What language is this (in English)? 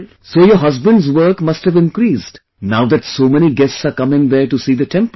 English